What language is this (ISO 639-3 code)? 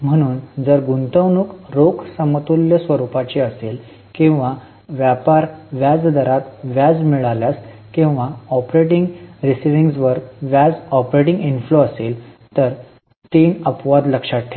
mar